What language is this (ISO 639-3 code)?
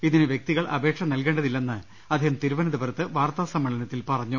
mal